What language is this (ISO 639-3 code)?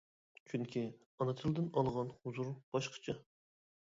uig